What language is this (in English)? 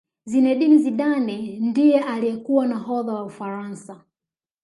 Swahili